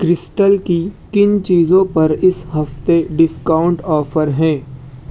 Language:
Urdu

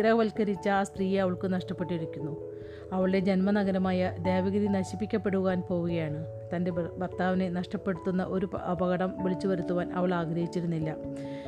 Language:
Malayalam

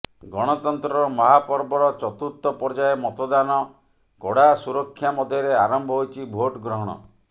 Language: Odia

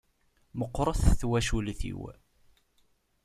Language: Kabyle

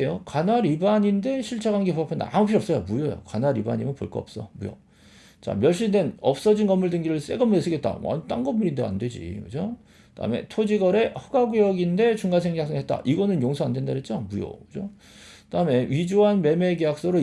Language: Korean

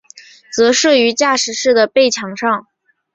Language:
Chinese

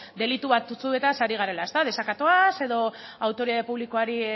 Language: Basque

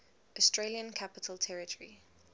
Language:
English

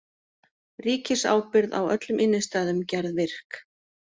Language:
Icelandic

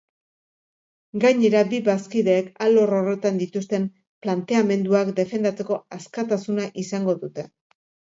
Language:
Basque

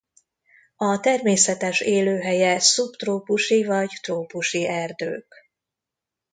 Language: Hungarian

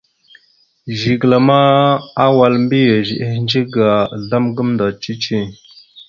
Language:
Mada (Cameroon)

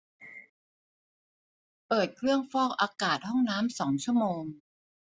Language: Thai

